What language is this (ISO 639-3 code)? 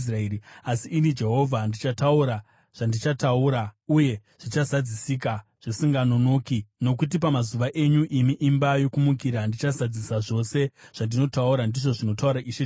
sna